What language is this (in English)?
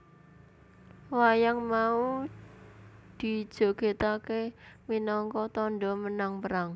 Javanese